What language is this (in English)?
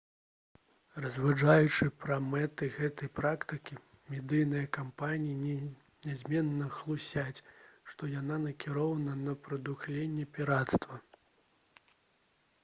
Belarusian